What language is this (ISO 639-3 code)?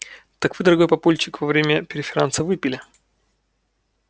rus